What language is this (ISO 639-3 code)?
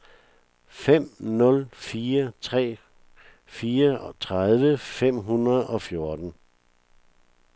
dan